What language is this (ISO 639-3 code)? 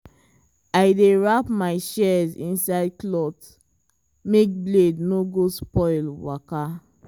pcm